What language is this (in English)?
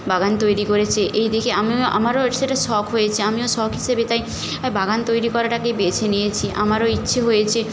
Bangla